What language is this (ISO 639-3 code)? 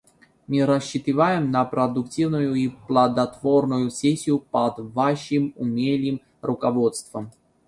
rus